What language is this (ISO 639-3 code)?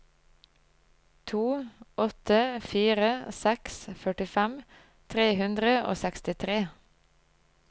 nor